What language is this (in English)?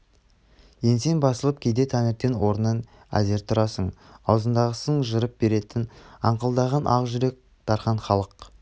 Kazakh